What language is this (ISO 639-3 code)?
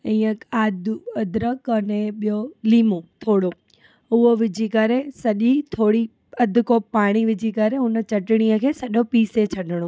snd